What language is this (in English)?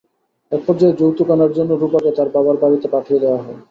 Bangla